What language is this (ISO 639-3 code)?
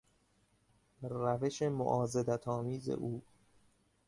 fas